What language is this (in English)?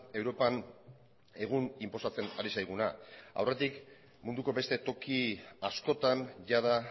Basque